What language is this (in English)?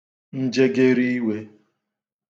Igbo